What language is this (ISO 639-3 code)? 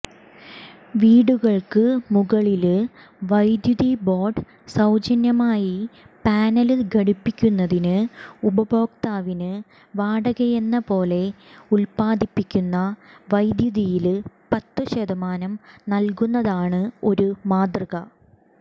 mal